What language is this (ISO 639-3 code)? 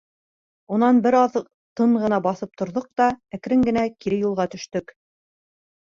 bak